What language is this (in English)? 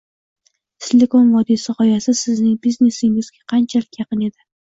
Uzbek